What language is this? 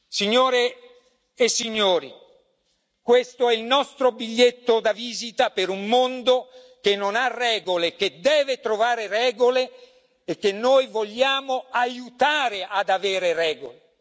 Italian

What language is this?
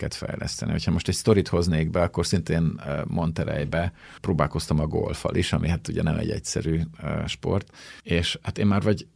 Hungarian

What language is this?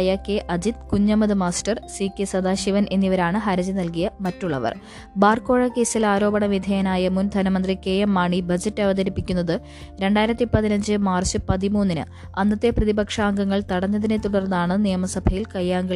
Malayalam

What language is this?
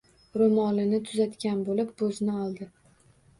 Uzbek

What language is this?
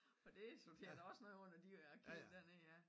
Danish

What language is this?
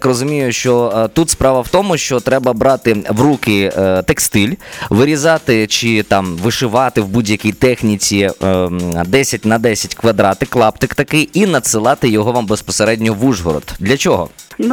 Ukrainian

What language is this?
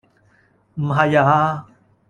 Cantonese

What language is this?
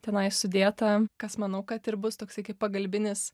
Lithuanian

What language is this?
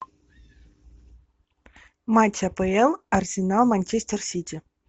Russian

